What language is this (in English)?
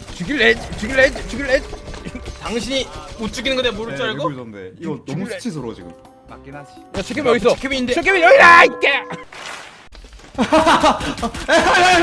Korean